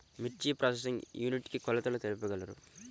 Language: Telugu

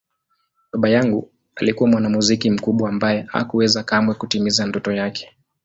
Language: Swahili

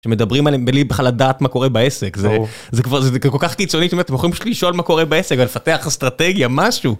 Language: Hebrew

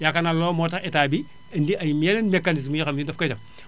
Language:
Wolof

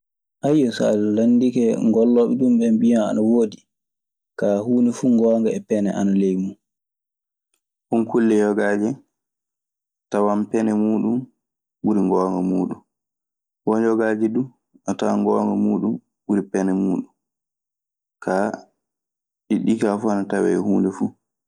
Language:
Maasina Fulfulde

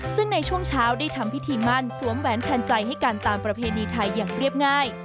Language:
Thai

